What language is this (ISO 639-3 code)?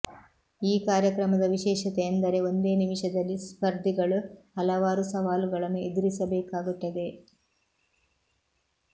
kan